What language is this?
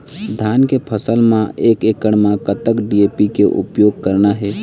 Chhattisgarhi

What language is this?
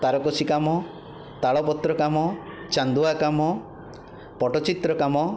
Odia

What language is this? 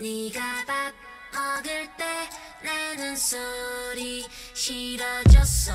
Korean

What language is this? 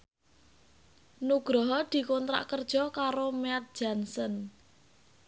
Javanese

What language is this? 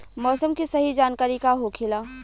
Bhojpuri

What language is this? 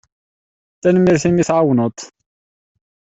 Kabyle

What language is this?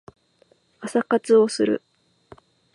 Japanese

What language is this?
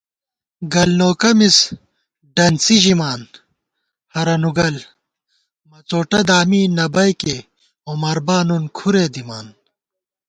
Gawar-Bati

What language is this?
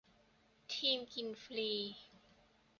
Thai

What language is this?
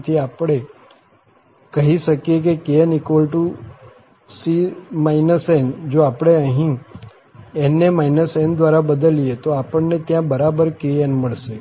Gujarati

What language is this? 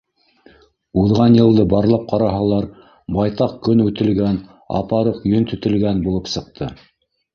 Bashkir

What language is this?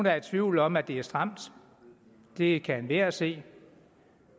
Danish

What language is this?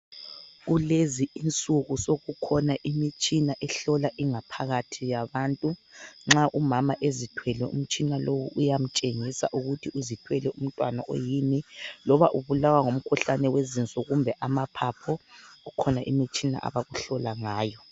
North Ndebele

